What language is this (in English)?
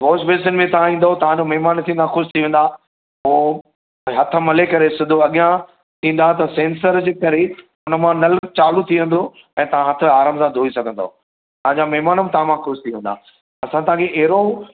Sindhi